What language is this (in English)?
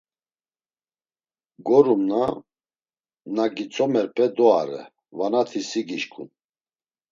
Laz